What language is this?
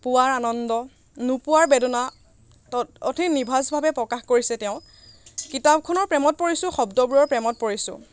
Assamese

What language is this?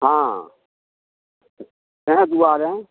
Maithili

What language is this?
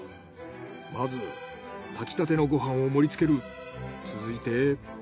Japanese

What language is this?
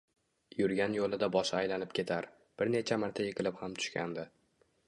Uzbek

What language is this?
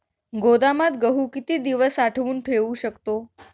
Marathi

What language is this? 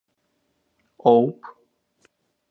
Greek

